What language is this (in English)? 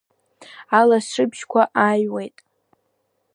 Abkhazian